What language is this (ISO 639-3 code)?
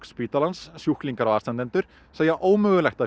isl